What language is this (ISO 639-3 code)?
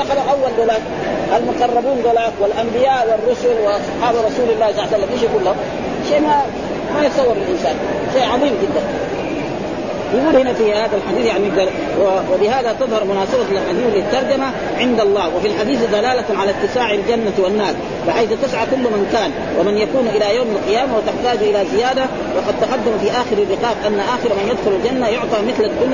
ara